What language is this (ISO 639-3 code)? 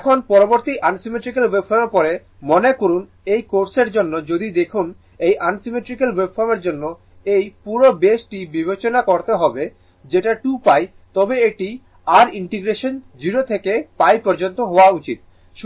ben